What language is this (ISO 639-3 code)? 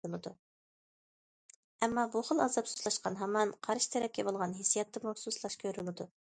uig